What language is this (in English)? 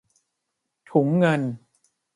Thai